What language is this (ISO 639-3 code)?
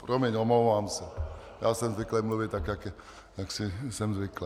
ces